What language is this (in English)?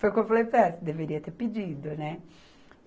Portuguese